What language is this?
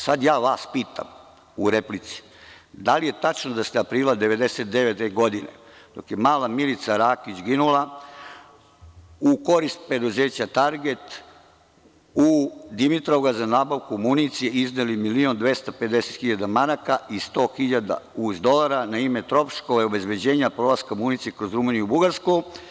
Serbian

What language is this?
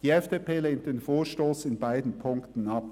Swiss German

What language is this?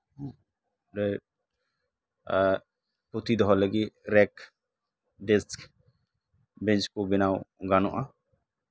Santali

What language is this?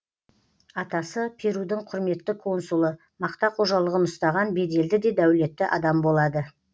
Kazakh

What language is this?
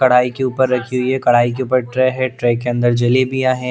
Hindi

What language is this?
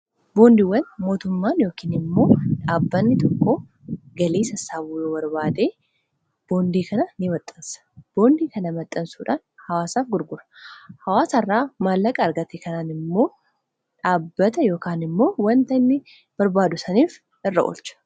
Oromo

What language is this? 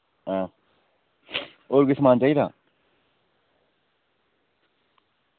Dogri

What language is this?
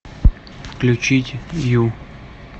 Russian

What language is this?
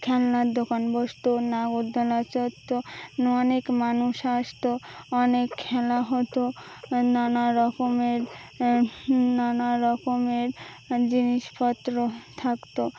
Bangla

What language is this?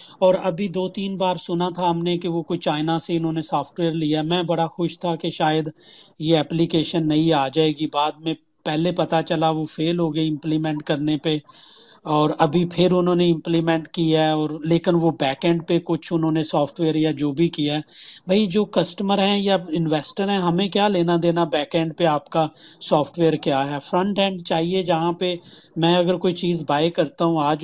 Urdu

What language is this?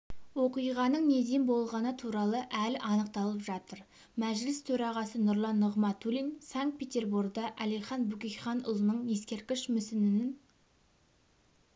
Kazakh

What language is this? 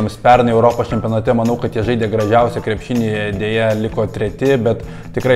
Lithuanian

